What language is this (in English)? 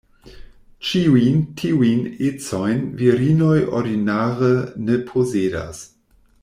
Esperanto